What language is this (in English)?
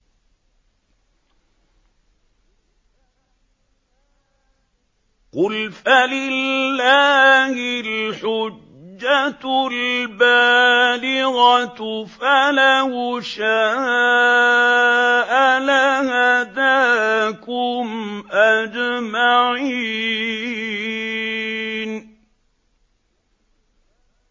Arabic